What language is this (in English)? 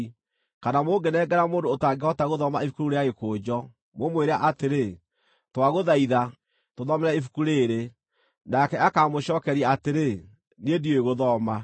Kikuyu